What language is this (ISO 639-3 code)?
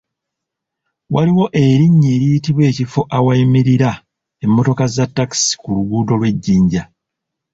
lug